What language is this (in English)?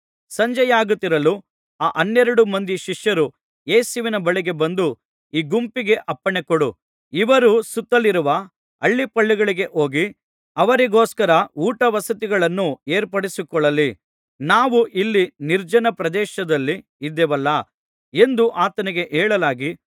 Kannada